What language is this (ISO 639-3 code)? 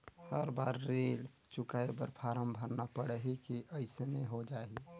hne